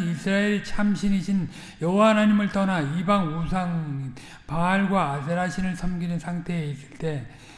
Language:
Korean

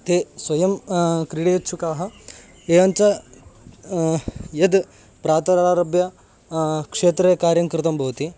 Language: Sanskrit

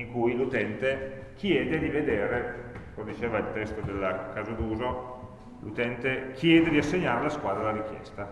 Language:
Italian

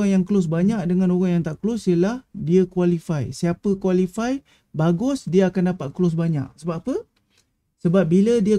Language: Malay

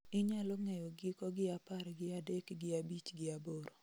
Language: Luo (Kenya and Tanzania)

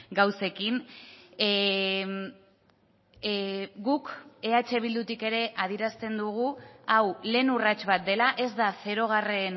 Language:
Basque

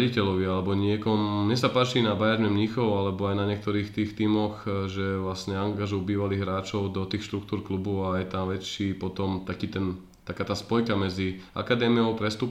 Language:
Slovak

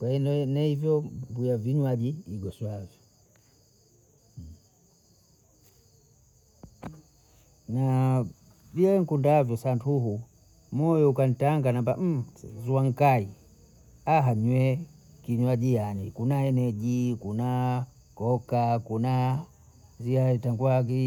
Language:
Bondei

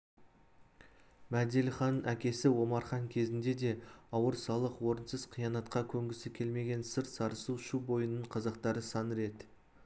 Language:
Kazakh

